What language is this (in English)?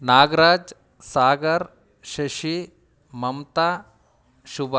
Kannada